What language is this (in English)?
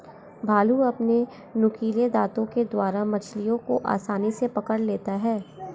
Hindi